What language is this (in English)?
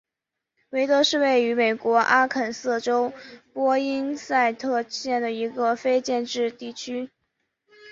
Chinese